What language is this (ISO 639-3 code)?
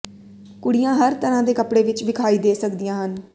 pan